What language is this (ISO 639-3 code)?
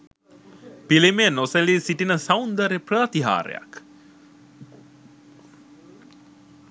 sin